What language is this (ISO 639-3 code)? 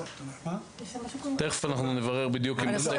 heb